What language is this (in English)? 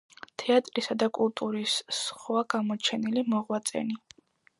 Georgian